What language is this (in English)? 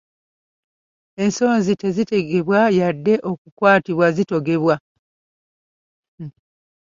Ganda